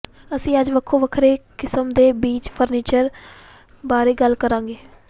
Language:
Punjabi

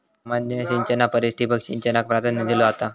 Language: Marathi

